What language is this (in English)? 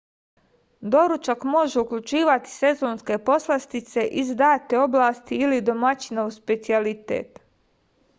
Serbian